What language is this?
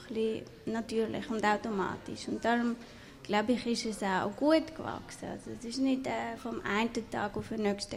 German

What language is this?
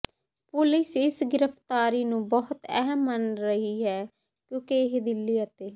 Punjabi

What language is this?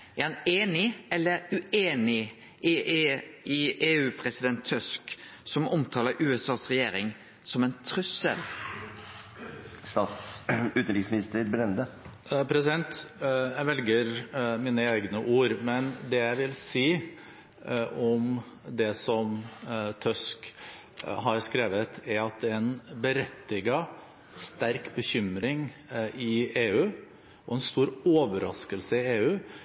Norwegian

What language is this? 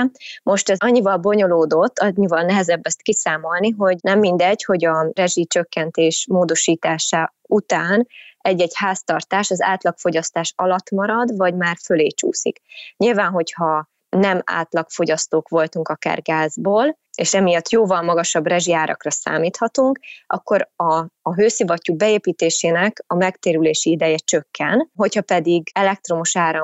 Hungarian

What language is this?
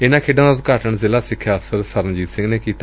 Punjabi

